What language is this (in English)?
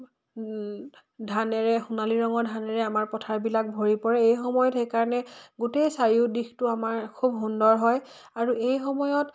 Assamese